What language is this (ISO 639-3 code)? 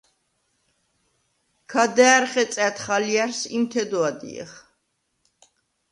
sva